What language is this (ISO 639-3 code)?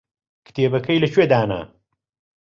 ckb